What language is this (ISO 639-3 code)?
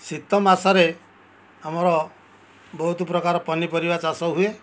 ori